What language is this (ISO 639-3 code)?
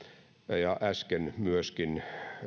fin